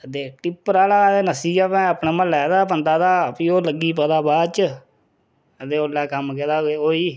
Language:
Dogri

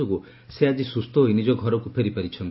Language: Odia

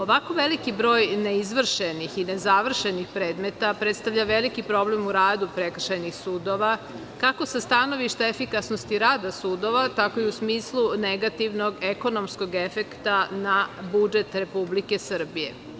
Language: Serbian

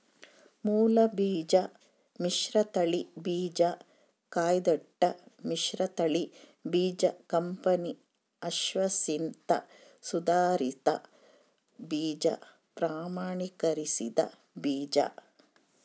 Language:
Kannada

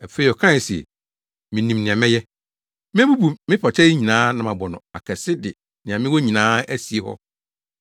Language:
Akan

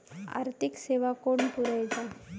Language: Marathi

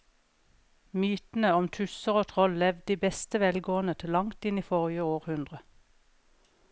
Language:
Norwegian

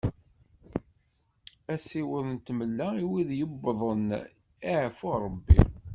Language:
Kabyle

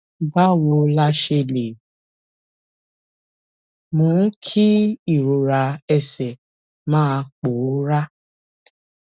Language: Yoruba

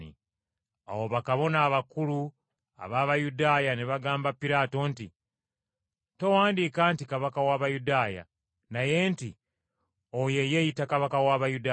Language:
Ganda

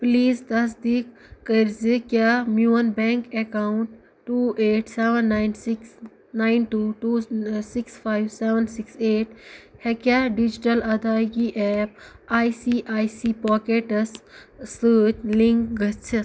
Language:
Kashmiri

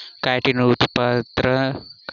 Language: Maithili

